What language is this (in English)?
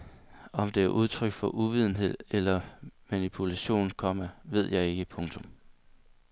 Danish